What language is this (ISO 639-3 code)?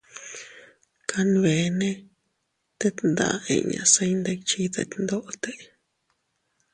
cut